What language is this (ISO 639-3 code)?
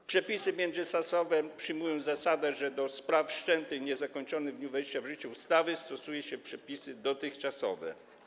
pol